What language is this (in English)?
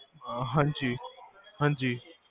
Punjabi